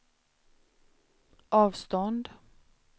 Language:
Swedish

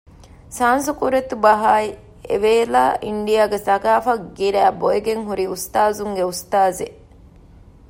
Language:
Divehi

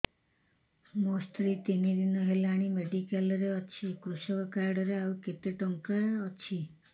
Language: Odia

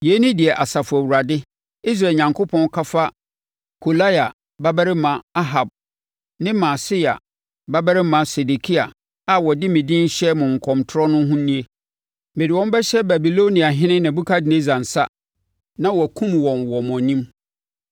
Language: Akan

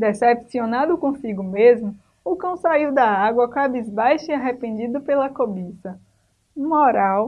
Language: Portuguese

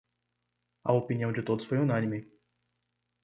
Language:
Portuguese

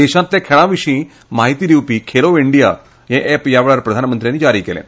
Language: Konkani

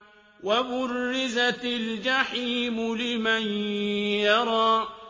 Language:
Arabic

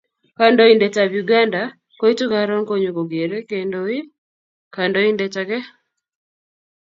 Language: Kalenjin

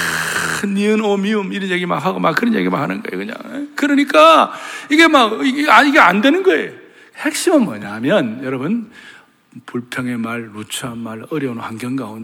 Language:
Korean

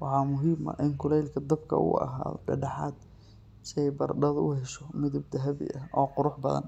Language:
Somali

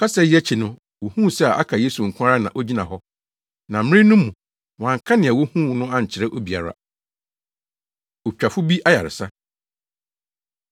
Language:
Akan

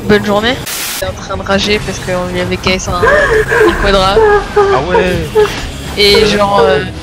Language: French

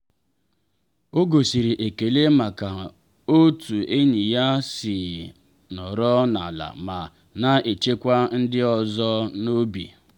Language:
Igbo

